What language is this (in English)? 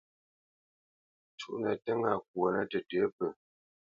Bamenyam